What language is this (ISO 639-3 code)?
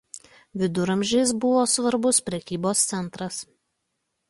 lit